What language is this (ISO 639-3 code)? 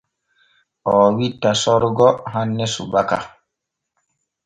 fue